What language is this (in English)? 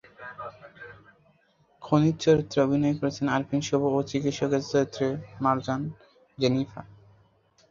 Bangla